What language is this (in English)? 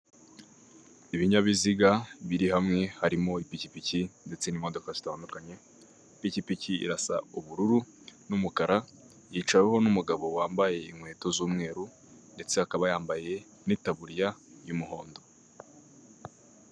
Kinyarwanda